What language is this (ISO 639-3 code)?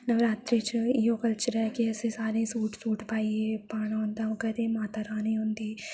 doi